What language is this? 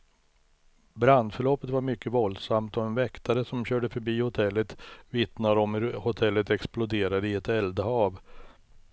Swedish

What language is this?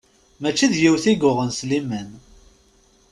Kabyle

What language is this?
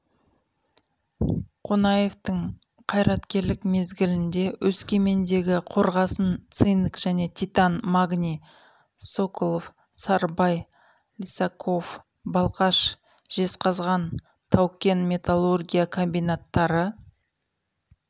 Kazakh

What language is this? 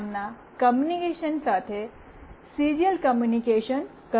Gujarati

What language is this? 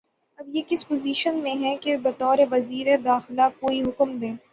Urdu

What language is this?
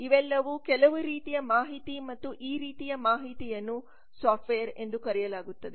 Kannada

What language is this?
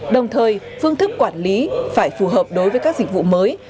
Vietnamese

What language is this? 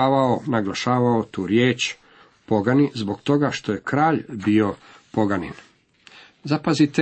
Croatian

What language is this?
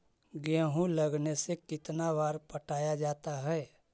Magahi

